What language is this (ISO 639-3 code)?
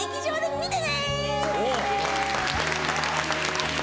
jpn